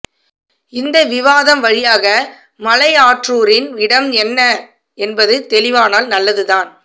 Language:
Tamil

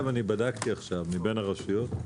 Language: Hebrew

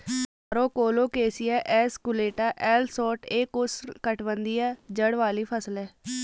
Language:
Hindi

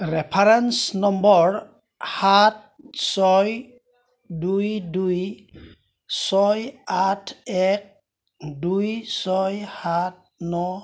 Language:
Assamese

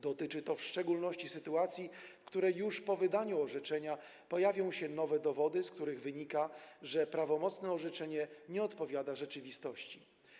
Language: Polish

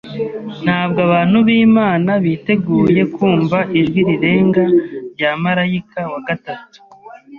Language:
Kinyarwanda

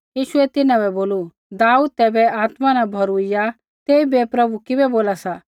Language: Kullu Pahari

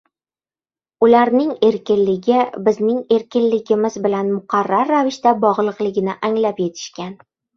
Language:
Uzbek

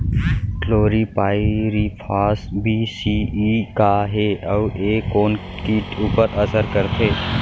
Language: Chhattisgarhi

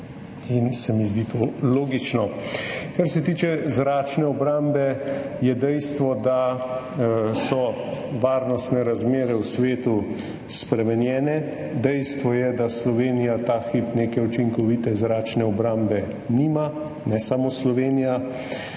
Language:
Slovenian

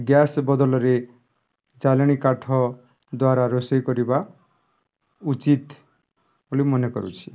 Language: Odia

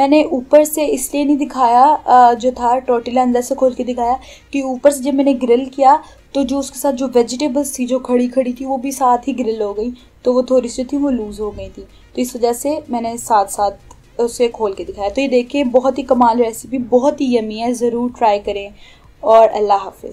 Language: Hindi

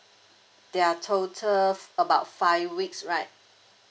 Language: English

